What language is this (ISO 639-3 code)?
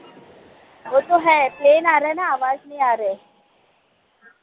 mar